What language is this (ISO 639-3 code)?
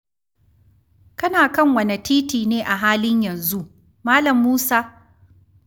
hau